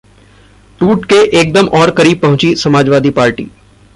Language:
Hindi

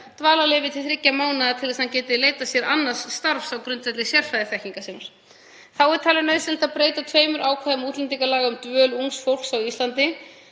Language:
Icelandic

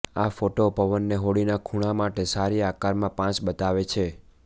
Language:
Gujarati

